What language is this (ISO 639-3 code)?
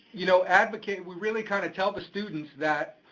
eng